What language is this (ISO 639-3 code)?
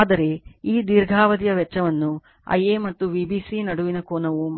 kan